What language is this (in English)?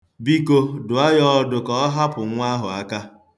Igbo